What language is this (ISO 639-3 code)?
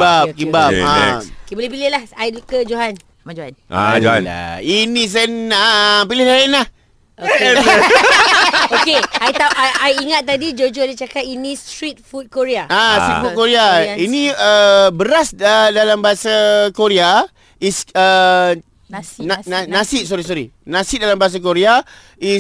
msa